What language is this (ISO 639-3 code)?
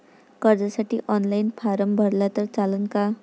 mar